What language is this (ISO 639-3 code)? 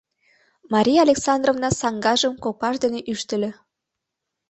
chm